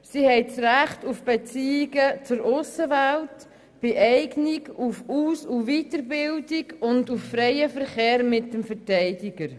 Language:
Swiss German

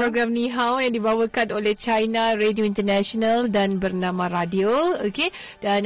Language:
Malay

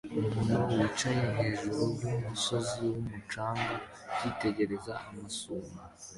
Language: Kinyarwanda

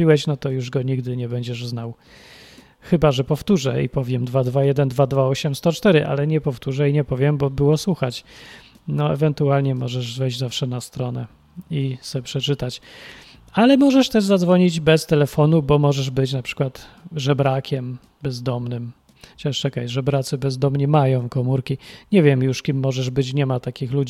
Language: Polish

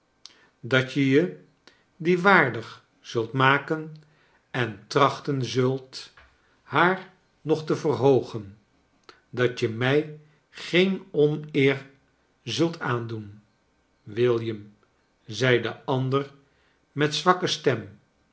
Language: Dutch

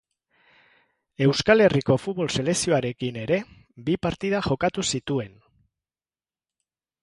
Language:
Basque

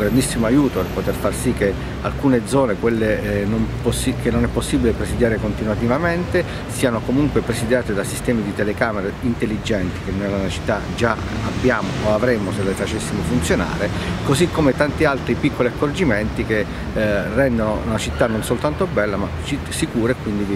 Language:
Italian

